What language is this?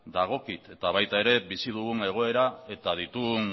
Basque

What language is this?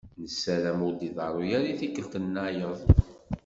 Kabyle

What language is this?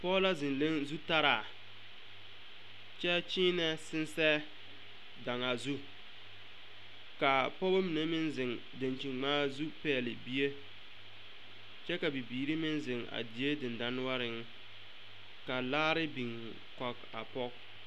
Southern Dagaare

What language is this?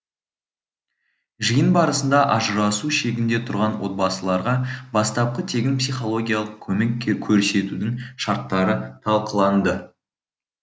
Kazakh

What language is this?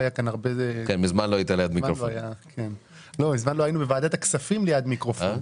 Hebrew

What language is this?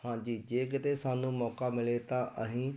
Punjabi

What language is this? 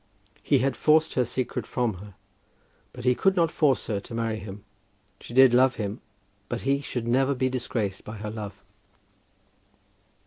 English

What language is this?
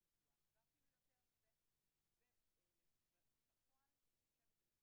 Hebrew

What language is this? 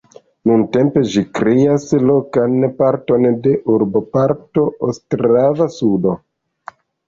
Esperanto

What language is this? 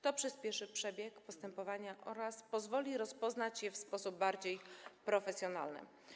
Polish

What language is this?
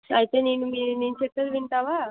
Telugu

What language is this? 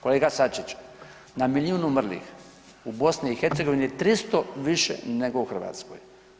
Croatian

